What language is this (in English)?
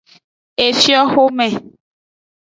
Aja (Benin)